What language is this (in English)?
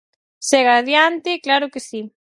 Galician